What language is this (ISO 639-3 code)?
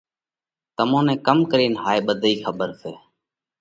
kvx